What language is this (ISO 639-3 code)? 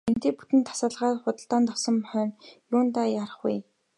mon